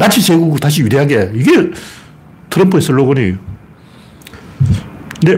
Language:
Korean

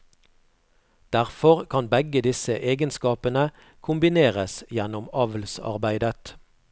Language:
Norwegian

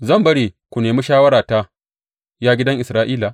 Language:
Hausa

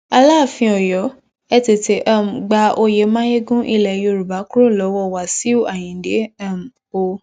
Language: Yoruba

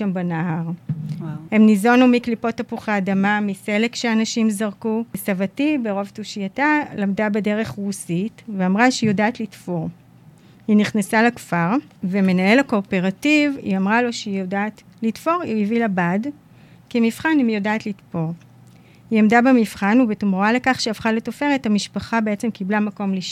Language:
Hebrew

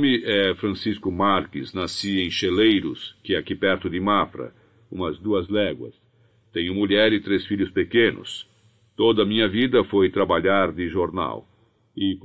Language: Portuguese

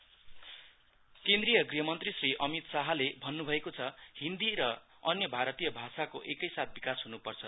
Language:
Nepali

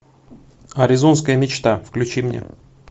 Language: Russian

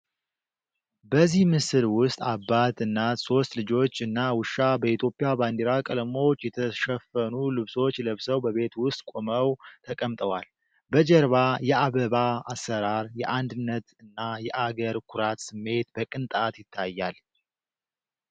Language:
Amharic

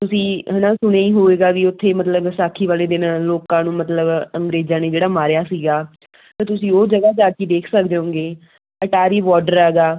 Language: Punjabi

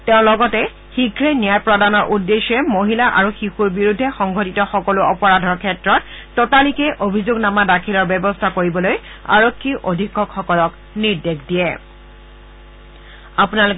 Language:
Assamese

